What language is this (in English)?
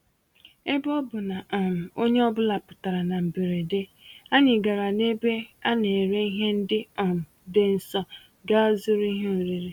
Igbo